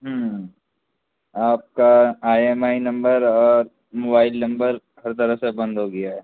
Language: Urdu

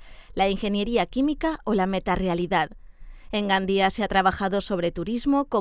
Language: Spanish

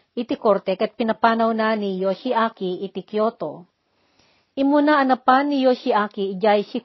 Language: Filipino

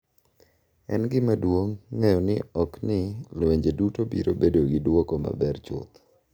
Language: Luo (Kenya and Tanzania)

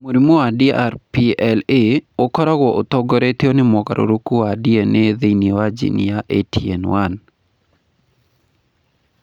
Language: Kikuyu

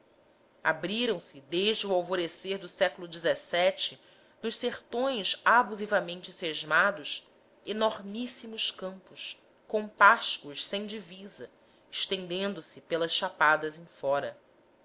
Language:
Portuguese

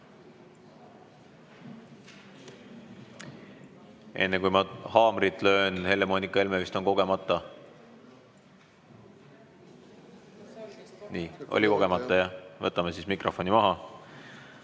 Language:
Estonian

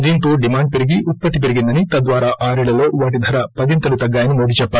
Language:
Telugu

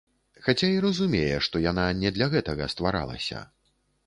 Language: Belarusian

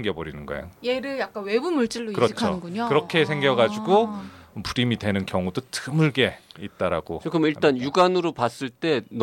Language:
Korean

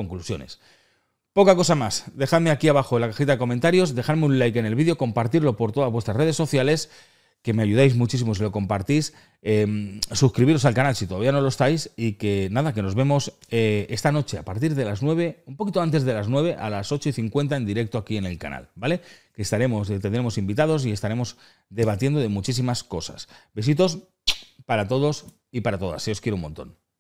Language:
Spanish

